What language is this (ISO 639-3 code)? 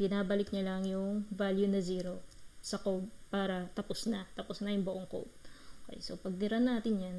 fil